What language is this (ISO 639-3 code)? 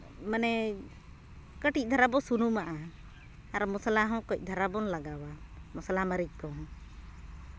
sat